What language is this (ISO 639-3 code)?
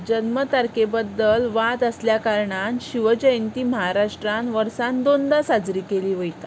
kok